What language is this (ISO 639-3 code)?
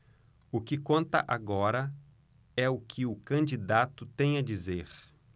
por